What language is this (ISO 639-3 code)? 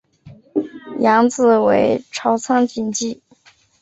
zho